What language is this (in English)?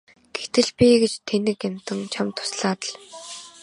Mongolian